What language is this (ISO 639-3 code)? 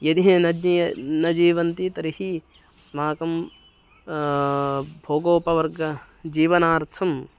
san